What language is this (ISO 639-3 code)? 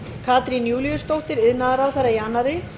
isl